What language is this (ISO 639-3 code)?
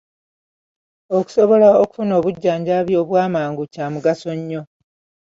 lug